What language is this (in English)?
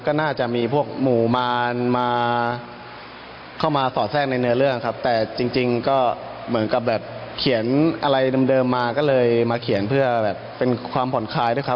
Thai